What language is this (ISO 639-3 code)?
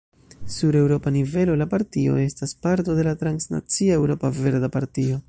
epo